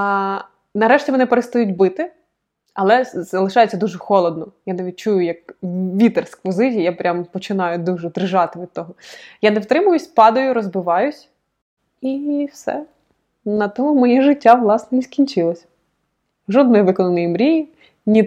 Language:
Ukrainian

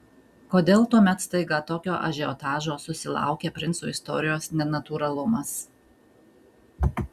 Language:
Lithuanian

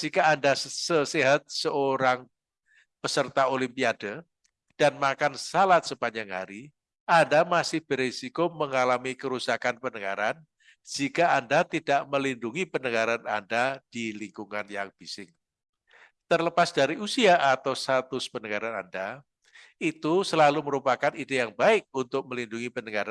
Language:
Indonesian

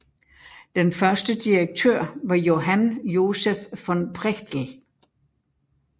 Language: Danish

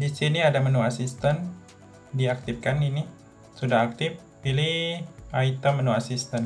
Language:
Indonesian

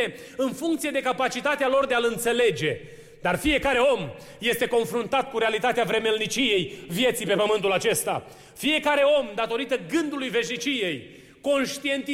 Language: Romanian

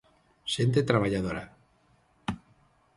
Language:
Galician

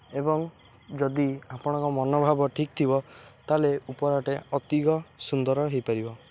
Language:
Odia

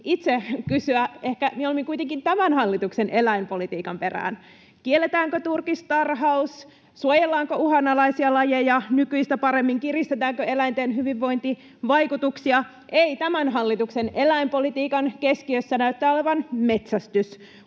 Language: Finnish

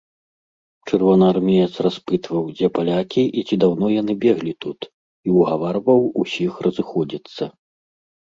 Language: Belarusian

